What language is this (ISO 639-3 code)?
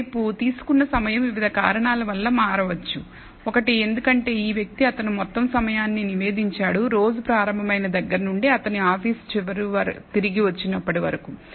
tel